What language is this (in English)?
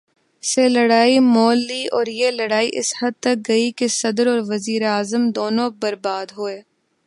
Urdu